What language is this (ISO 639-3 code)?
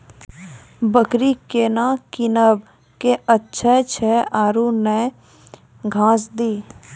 mai